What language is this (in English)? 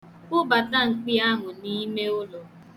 Igbo